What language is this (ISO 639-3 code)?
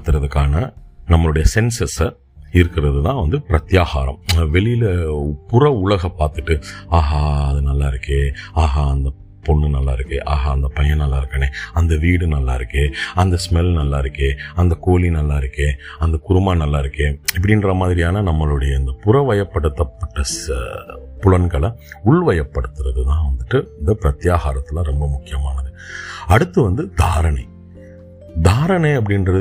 tam